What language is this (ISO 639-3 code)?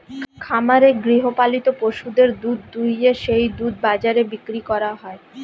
ben